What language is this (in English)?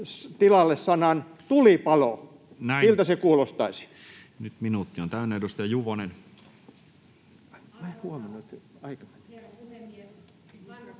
Finnish